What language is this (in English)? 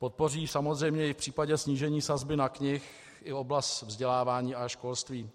Czech